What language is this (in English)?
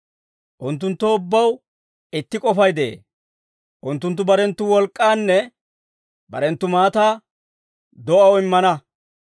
Dawro